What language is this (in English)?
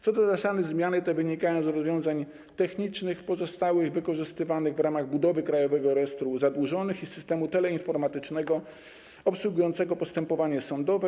Polish